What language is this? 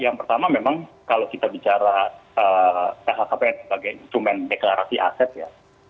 Indonesian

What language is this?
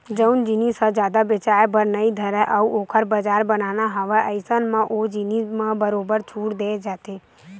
Chhattisgarhi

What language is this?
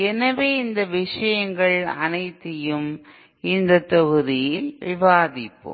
Tamil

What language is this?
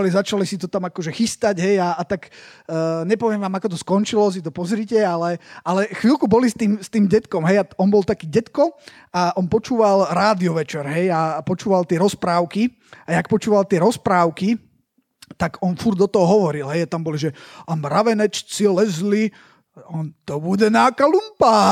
Slovak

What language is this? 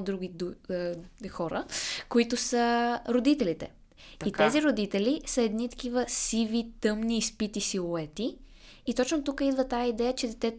Bulgarian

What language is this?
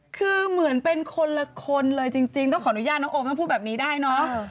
Thai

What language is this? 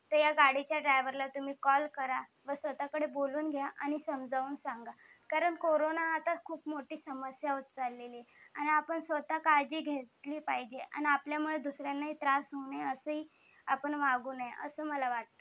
Marathi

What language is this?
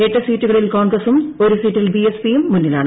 Malayalam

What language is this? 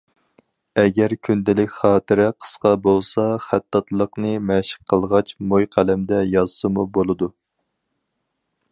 Uyghur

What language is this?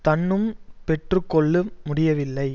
Tamil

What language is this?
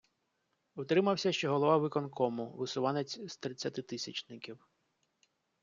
Ukrainian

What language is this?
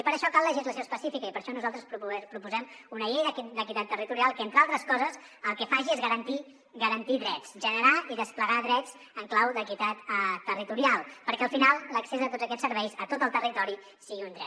Catalan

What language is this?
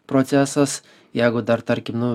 Lithuanian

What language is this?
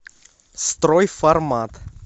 Russian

